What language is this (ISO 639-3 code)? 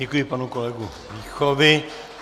ces